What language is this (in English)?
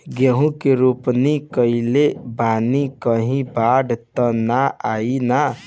Bhojpuri